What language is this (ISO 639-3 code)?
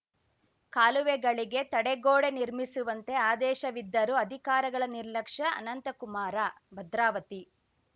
kan